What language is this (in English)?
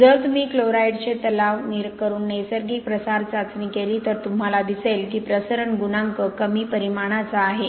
Marathi